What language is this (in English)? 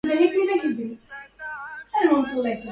Arabic